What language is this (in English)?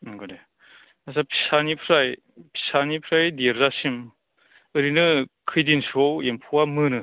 Bodo